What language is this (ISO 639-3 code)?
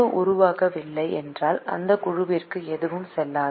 tam